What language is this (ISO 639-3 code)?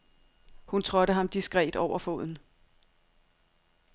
dan